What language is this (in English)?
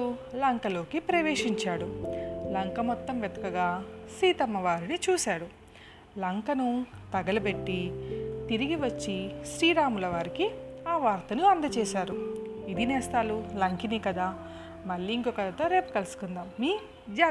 Telugu